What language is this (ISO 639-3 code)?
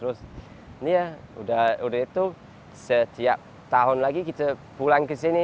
ind